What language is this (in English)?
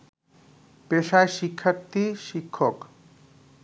Bangla